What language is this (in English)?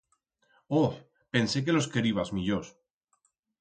Aragonese